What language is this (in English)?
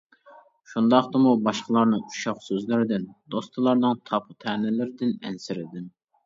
Uyghur